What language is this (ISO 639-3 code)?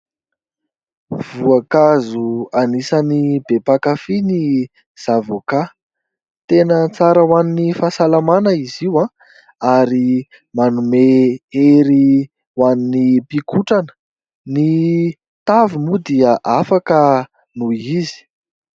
mlg